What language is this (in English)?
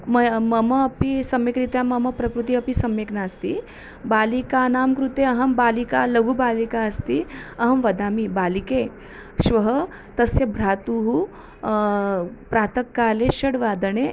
Sanskrit